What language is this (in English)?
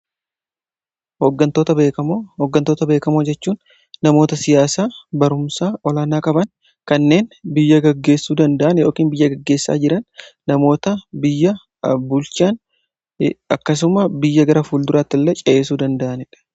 Oromo